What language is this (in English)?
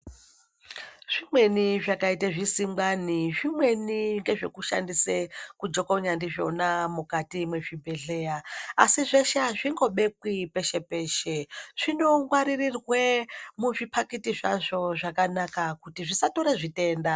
Ndau